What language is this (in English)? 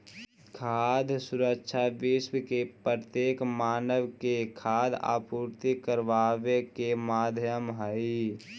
Magahi